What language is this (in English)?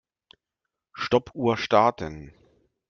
German